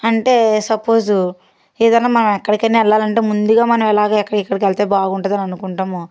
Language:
Telugu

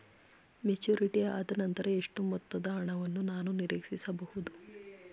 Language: Kannada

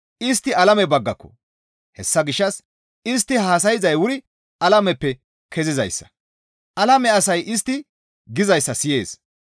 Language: Gamo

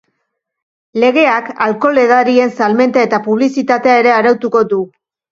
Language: Basque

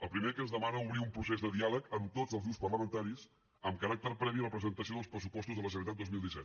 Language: Catalan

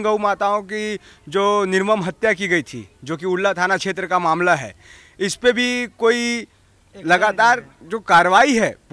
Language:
Hindi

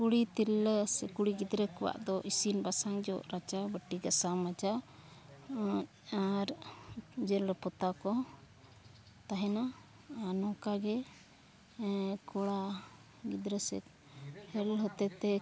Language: Santali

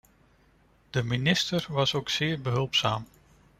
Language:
Dutch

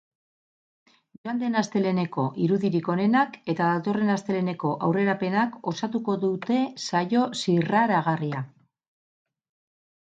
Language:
Basque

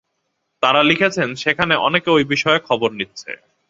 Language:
Bangla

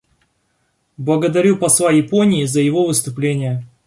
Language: Russian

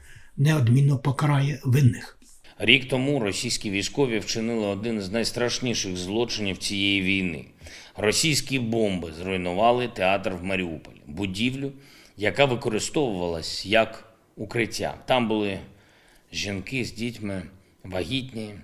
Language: Ukrainian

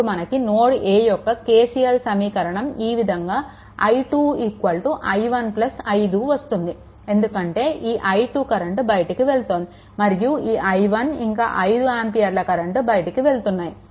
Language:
Telugu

